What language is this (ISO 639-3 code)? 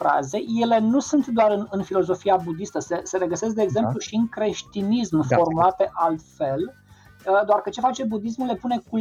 ron